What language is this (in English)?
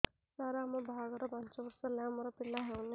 Odia